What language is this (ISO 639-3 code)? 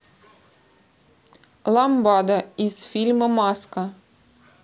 rus